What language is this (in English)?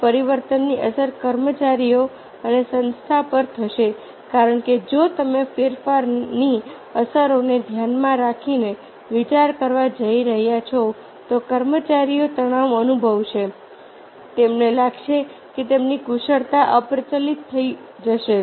Gujarati